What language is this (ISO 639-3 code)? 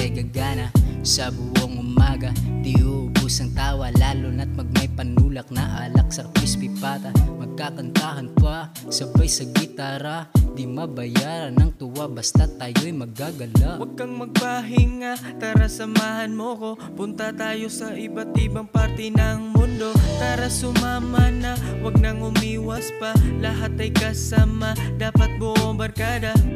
ind